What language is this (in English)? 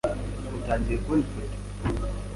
Kinyarwanda